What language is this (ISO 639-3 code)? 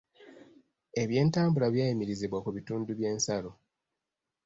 lug